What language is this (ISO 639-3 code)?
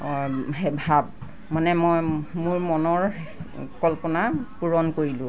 asm